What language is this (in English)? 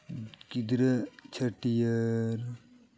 Santali